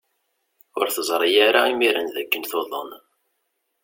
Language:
Kabyle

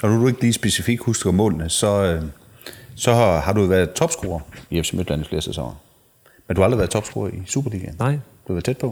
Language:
Danish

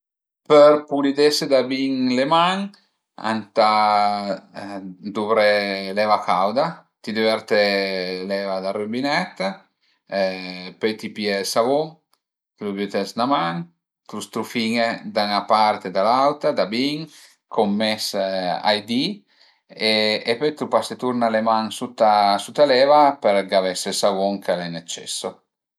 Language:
Piedmontese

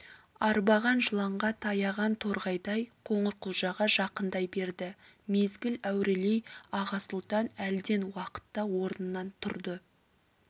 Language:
Kazakh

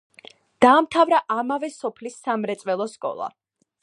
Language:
Georgian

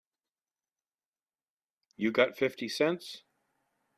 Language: English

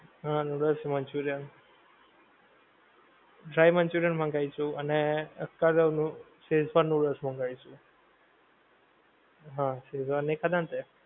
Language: Gujarati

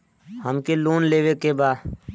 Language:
Bhojpuri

